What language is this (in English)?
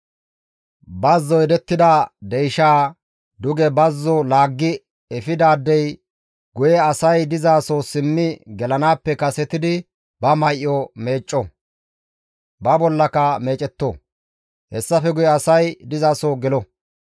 Gamo